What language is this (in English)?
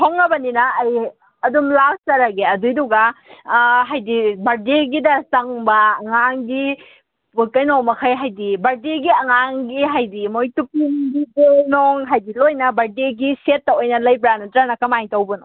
Manipuri